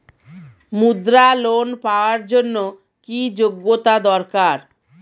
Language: Bangla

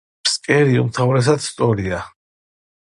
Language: Georgian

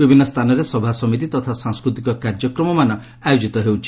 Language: Odia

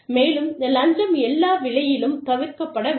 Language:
Tamil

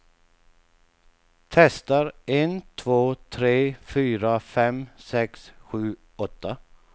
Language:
Swedish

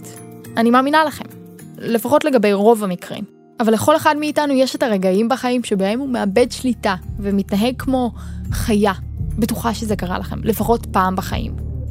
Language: Hebrew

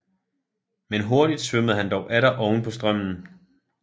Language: Danish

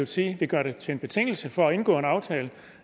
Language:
Danish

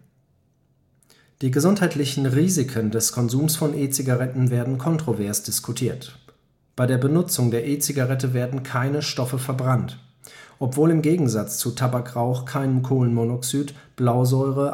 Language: German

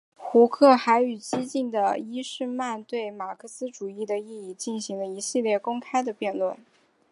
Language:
Chinese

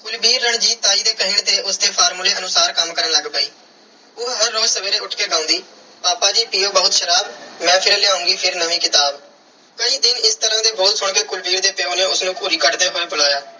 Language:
Punjabi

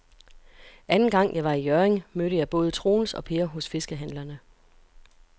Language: Danish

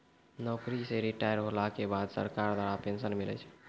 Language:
Maithili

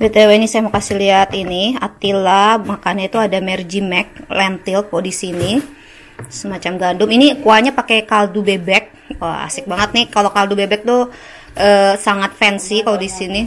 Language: Indonesian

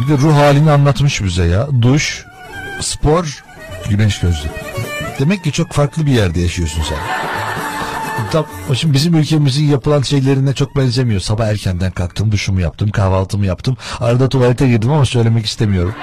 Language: Turkish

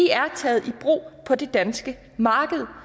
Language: Danish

